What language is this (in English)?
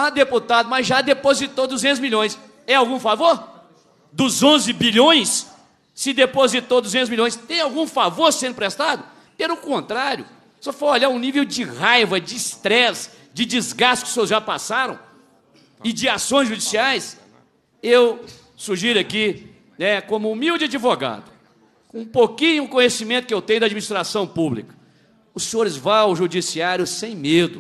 Portuguese